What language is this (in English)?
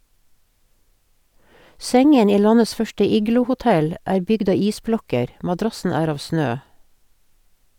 Norwegian